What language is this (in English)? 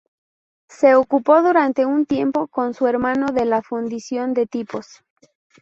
Spanish